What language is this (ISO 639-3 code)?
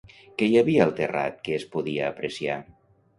cat